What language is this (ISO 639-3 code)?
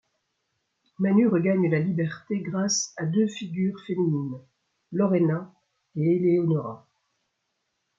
fra